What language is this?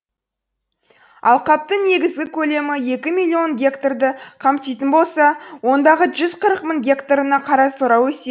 Kazakh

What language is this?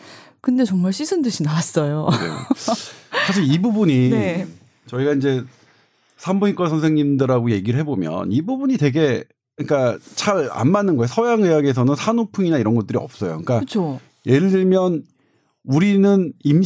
Korean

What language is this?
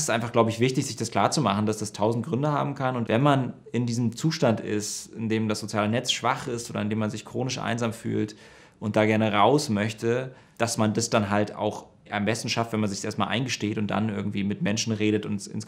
German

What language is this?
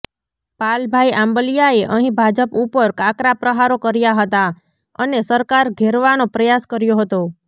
Gujarati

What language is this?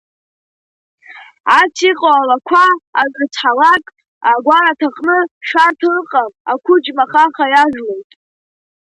Abkhazian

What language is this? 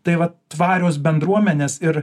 Lithuanian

